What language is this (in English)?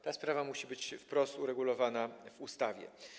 Polish